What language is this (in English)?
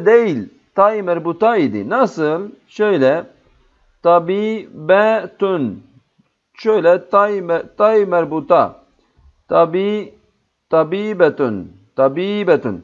Turkish